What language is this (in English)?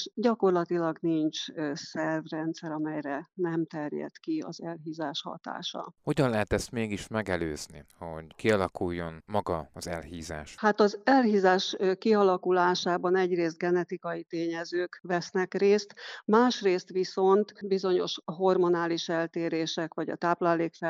Hungarian